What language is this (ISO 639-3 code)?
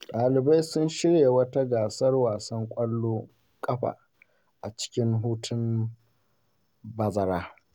hau